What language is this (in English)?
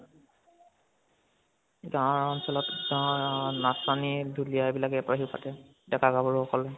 Assamese